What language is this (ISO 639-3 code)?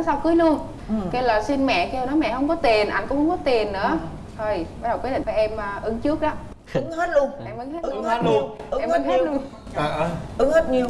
vie